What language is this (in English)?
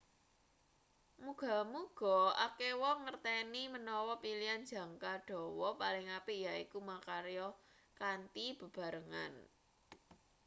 Javanese